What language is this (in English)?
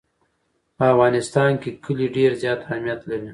Pashto